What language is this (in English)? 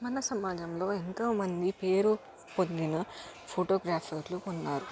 Telugu